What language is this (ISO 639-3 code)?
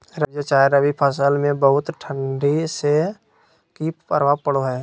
mag